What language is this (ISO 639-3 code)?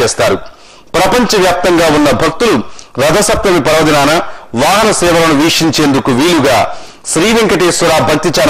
tel